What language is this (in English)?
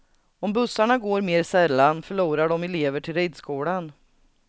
Swedish